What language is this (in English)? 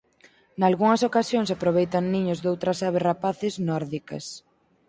Galician